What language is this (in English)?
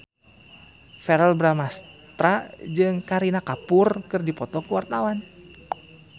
Sundanese